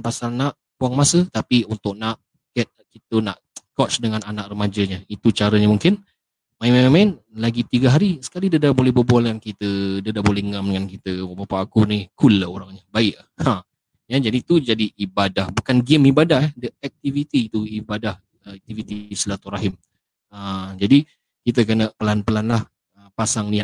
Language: Malay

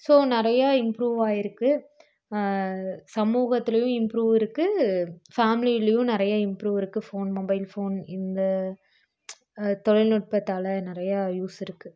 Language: Tamil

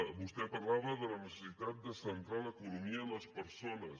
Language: Catalan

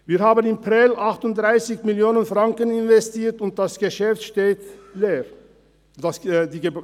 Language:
Swiss German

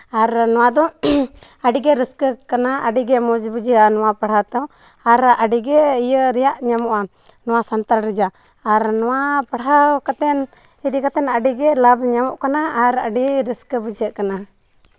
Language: Santali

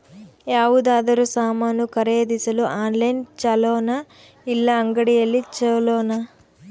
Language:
Kannada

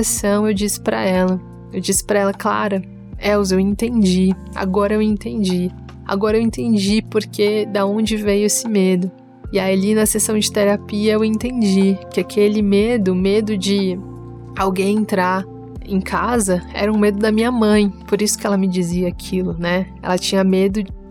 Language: Portuguese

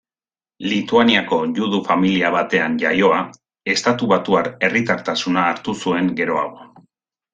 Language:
Basque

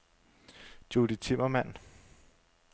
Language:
Danish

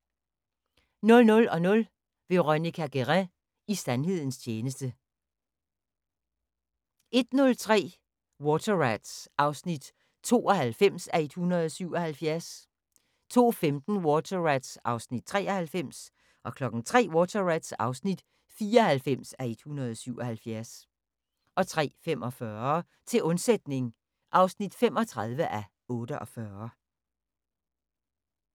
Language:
Danish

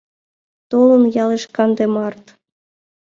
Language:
Mari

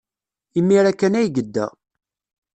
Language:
Kabyle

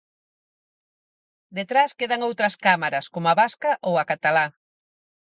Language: Galician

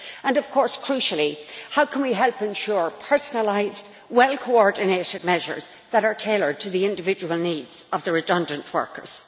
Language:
English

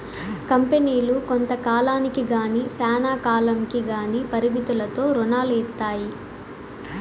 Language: Telugu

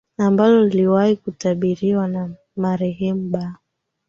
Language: Swahili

